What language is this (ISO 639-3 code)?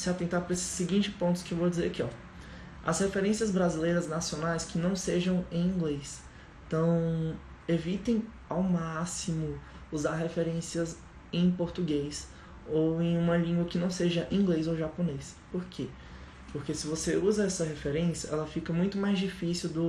por